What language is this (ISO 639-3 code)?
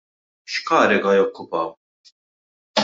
mlt